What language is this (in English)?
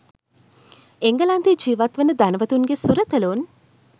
Sinhala